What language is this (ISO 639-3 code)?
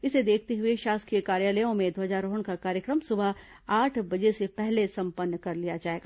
hin